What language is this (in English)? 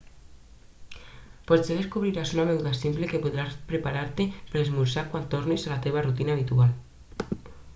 Catalan